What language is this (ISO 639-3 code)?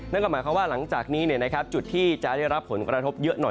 tha